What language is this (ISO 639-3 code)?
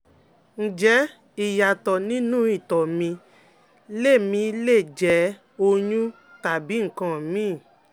yor